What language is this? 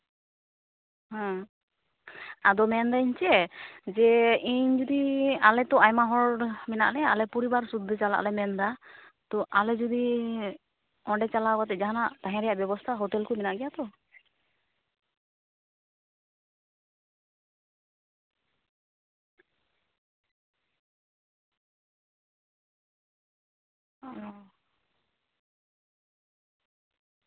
Santali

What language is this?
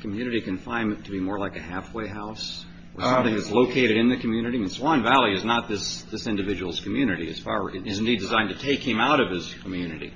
English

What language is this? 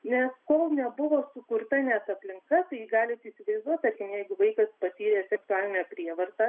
Lithuanian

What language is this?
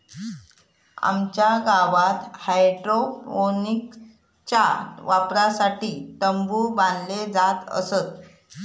Marathi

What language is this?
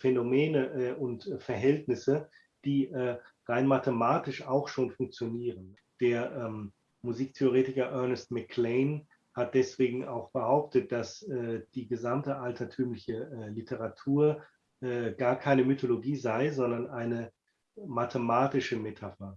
German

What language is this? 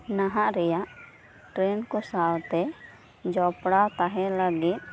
Santali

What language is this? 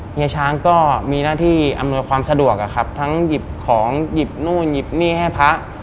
Thai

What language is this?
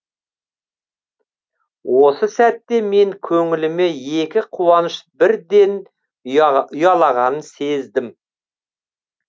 Kazakh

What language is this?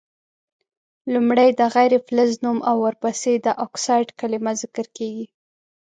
Pashto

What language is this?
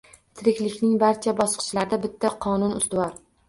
Uzbek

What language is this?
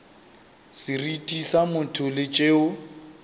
Northern Sotho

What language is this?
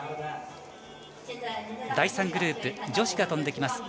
Japanese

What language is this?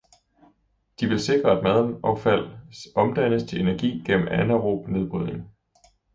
Danish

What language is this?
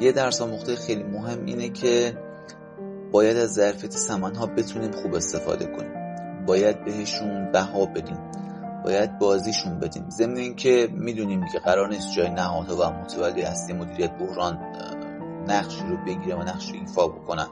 Persian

